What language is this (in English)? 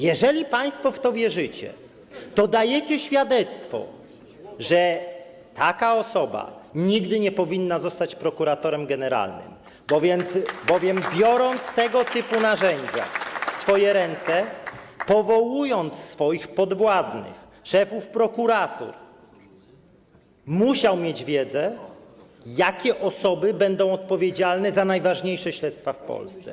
Polish